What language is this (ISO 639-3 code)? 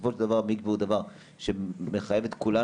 heb